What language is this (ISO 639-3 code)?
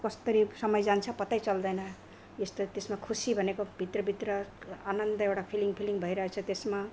nep